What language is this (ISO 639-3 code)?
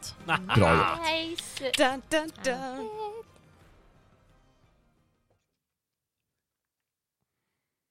swe